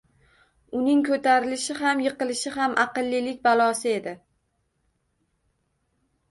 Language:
Uzbek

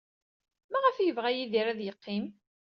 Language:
Kabyle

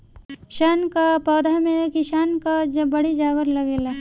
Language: Bhojpuri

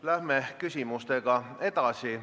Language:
Estonian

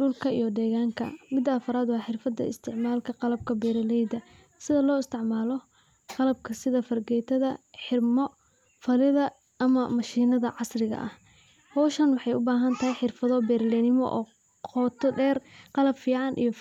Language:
Somali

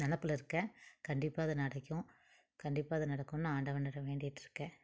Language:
Tamil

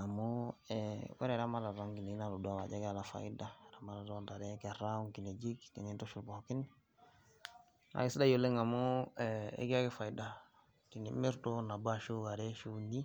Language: Masai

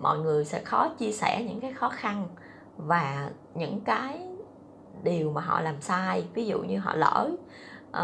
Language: Vietnamese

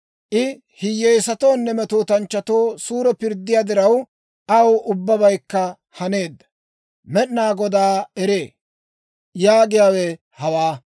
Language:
Dawro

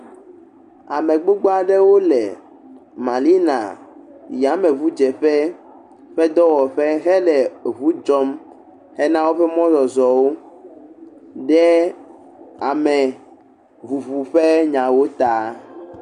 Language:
Ewe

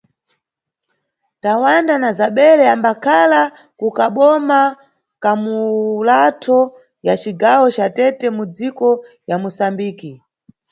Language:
Nyungwe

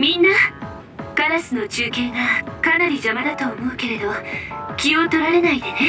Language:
Japanese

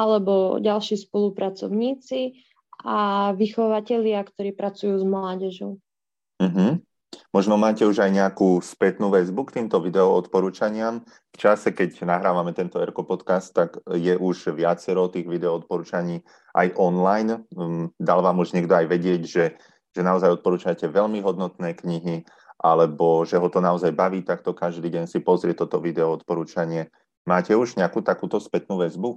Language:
Slovak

